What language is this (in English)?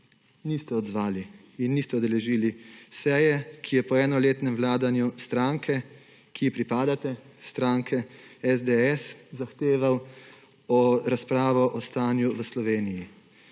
Slovenian